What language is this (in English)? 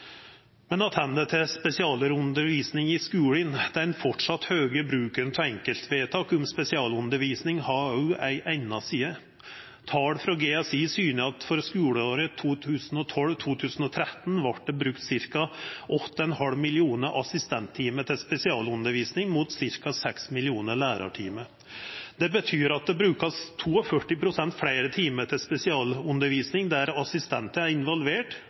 Norwegian Nynorsk